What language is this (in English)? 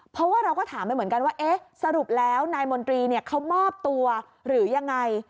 Thai